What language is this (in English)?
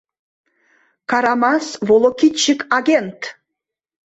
Mari